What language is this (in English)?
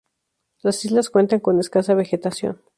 Spanish